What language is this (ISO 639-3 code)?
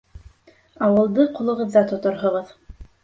bak